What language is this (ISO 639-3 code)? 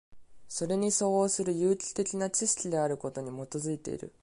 jpn